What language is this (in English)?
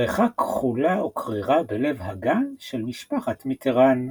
Hebrew